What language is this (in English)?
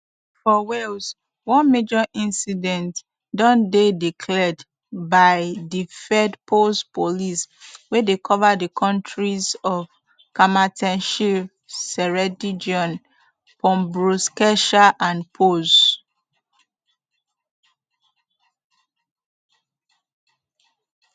Nigerian Pidgin